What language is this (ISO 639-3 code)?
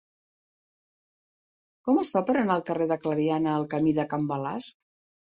cat